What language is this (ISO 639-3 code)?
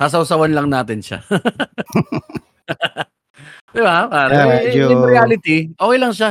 fil